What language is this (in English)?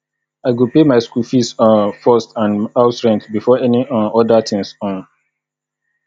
Nigerian Pidgin